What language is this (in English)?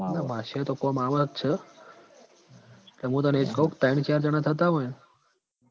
Gujarati